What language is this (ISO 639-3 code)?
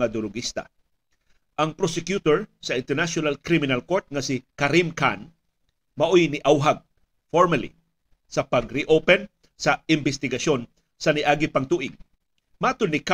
fil